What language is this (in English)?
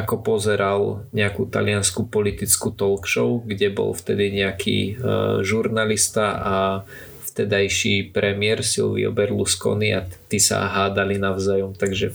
Slovak